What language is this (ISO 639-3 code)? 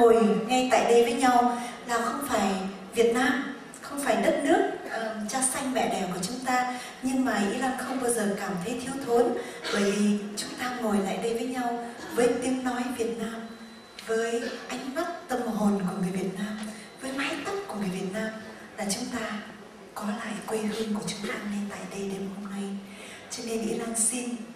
vie